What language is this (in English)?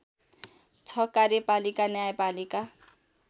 Nepali